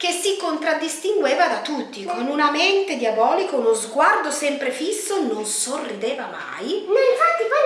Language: Italian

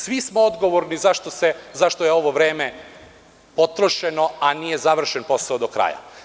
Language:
Serbian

